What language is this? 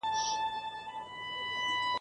Pashto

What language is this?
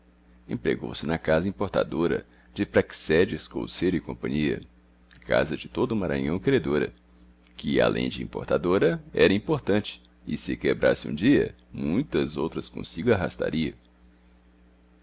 Portuguese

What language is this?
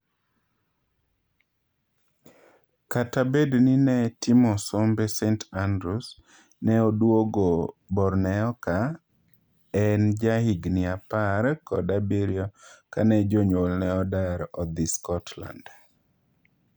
Luo (Kenya and Tanzania)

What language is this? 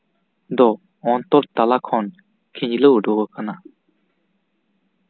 Santali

